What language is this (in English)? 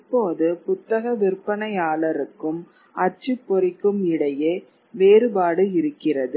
Tamil